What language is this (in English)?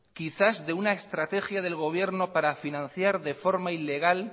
Spanish